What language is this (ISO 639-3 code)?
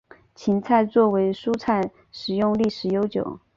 zho